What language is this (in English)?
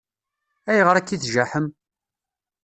Kabyle